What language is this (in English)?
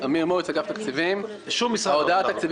Hebrew